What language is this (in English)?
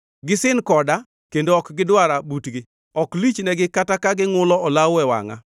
Luo (Kenya and Tanzania)